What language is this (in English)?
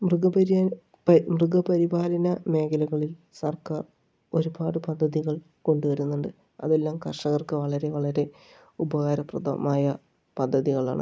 Malayalam